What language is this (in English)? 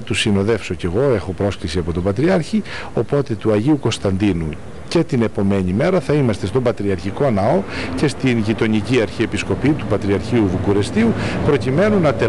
Greek